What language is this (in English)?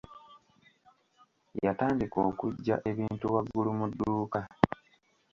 Ganda